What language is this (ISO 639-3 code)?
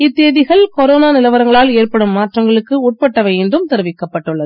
tam